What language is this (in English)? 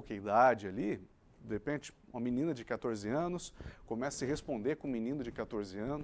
Portuguese